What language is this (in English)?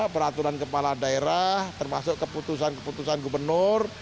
Indonesian